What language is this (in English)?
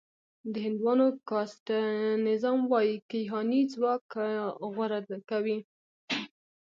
Pashto